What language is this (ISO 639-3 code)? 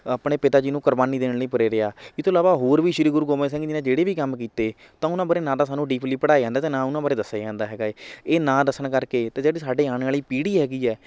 pan